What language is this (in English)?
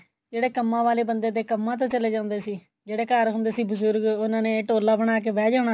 Punjabi